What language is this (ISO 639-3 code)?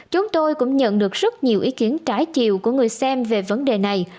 vie